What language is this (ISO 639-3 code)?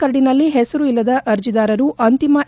kan